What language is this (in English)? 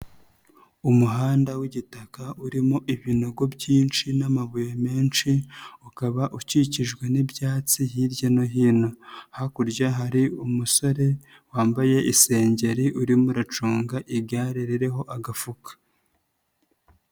Kinyarwanda